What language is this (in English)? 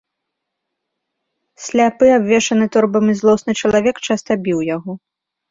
Belarusian